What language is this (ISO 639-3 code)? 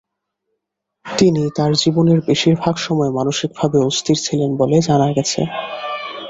ben